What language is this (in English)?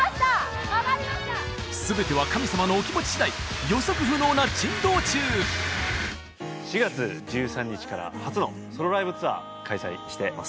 Japanese